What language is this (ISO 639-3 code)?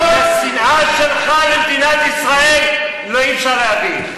heb